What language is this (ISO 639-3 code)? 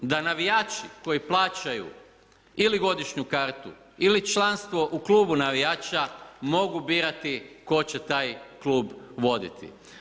hrv